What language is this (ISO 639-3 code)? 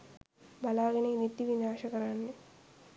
sin